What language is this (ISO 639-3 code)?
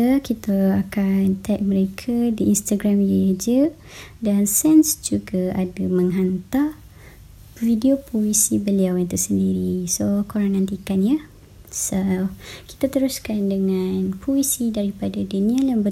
msa